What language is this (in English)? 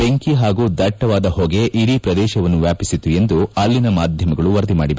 Kannada